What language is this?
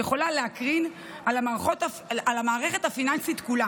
Hebrew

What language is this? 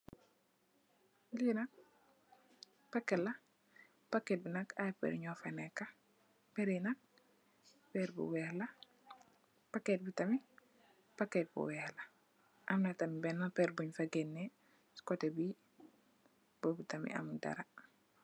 Wolof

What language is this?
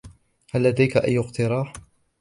Arabic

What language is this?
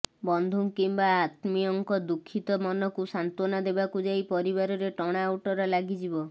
Odia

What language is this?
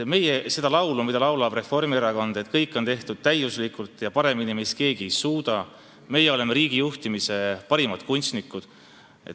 Estonian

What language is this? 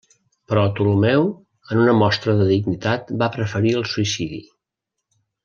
Catalan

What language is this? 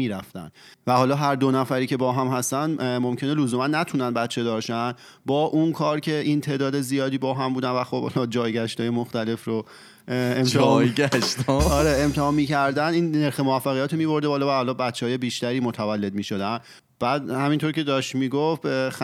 Persian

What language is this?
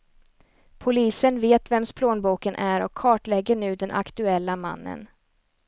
Swedish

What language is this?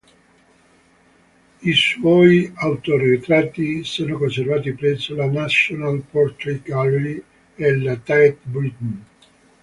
Italian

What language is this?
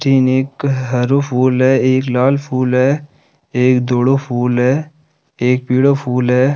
Rajasthani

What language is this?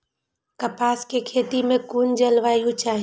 Maithili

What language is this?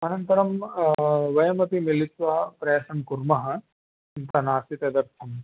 Sanskrit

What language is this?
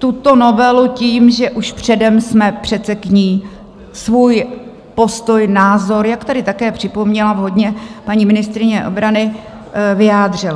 Czech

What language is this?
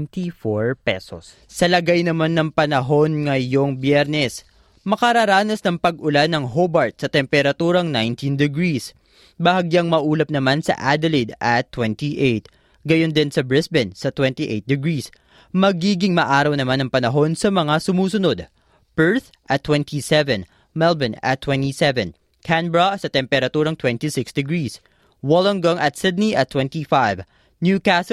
Filipino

